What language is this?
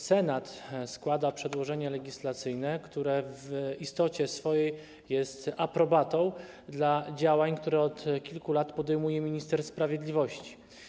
Polish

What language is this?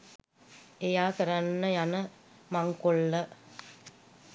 Sinhala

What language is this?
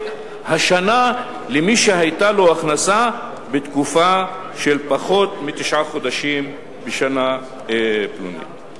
Hebrew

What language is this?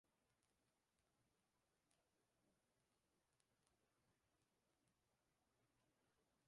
Spanish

